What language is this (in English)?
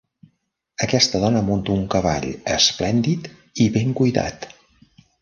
Catalan